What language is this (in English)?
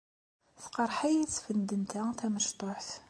Kabyle